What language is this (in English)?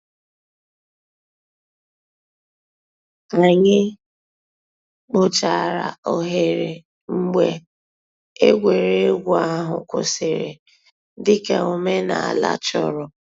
Igbo